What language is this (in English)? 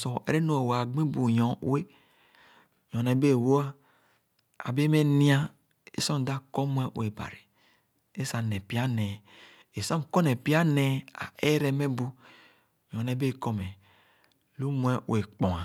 Khana